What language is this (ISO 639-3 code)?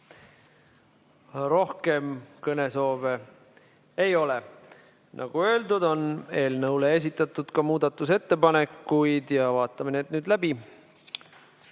est